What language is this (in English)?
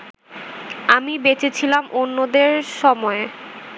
Bangla